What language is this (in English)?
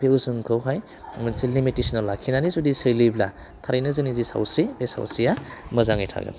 Bodo